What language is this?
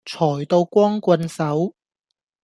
Cantonese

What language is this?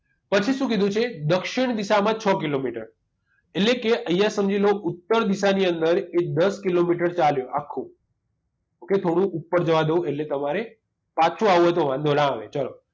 Gujarati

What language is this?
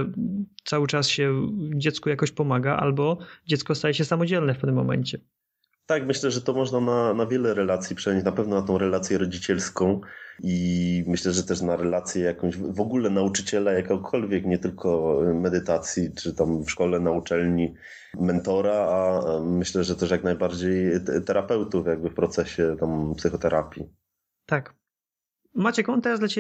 Polish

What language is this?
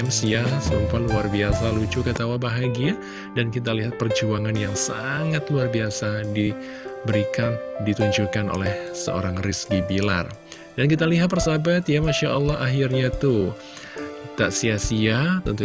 Indonesian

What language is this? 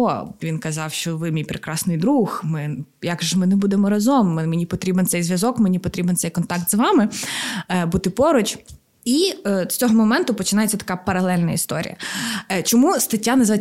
Ukrainian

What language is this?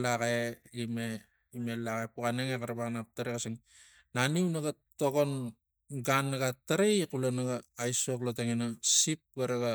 Tigak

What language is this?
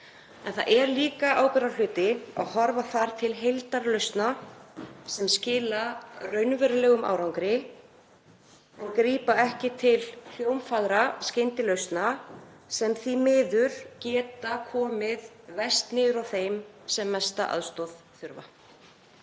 Icelandic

